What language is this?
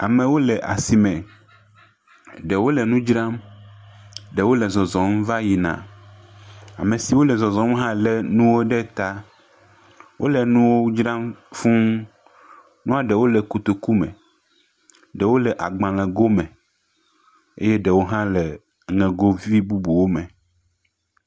Ewe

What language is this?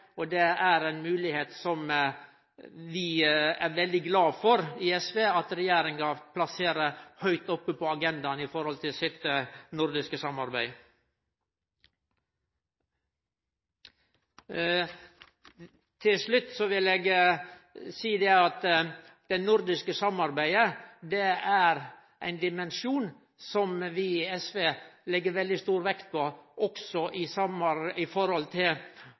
Norwegian Nynorsk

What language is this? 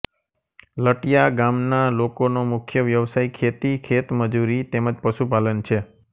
Gujarati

